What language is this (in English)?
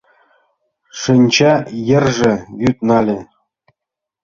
Mari